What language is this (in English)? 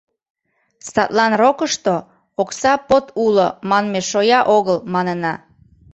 Mari